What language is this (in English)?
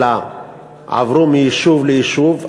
Hebrew